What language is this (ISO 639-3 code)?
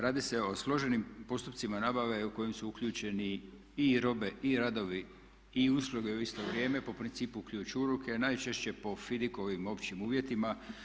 hrv